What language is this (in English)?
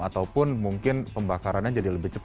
Indonesian